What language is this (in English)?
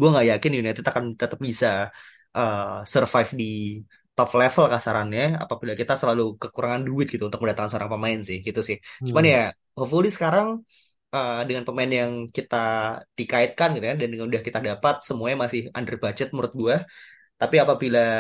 Indonesian